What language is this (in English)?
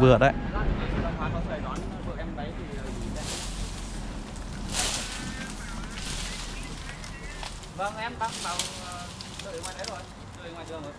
Vietnamese